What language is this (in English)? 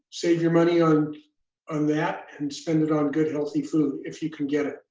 English